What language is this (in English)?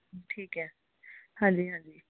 Punjabi